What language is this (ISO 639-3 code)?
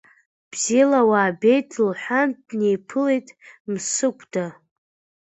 abk